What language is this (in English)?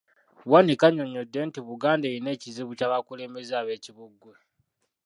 Ganda